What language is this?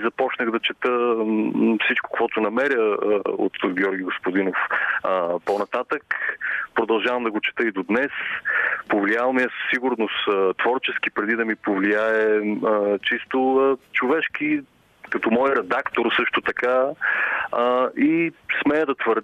Bulgarian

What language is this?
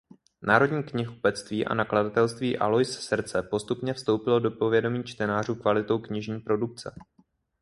Czech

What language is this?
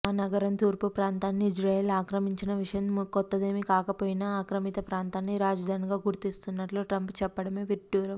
Telugu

